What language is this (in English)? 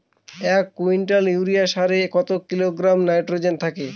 Bangla